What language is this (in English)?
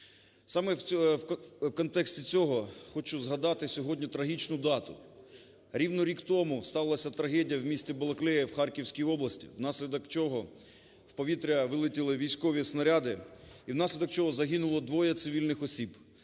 Ukrainian